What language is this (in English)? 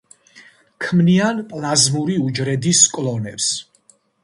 Georgian